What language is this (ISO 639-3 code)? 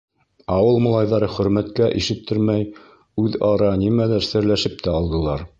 bak